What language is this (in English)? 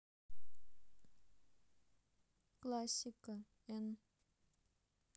Russian